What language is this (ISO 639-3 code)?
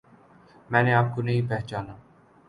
urd